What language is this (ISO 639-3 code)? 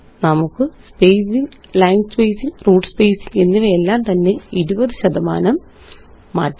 mal